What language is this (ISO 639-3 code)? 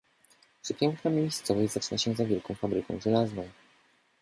pol